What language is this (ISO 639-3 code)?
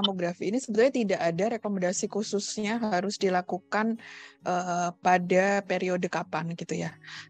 ind